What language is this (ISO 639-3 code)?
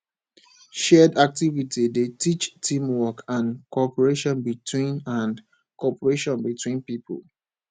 pcm